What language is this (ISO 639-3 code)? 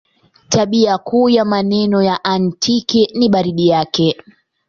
swa